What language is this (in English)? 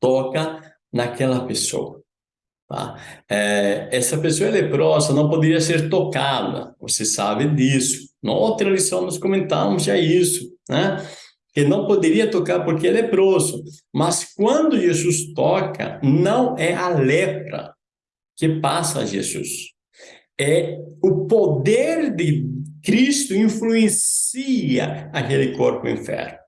Portuguese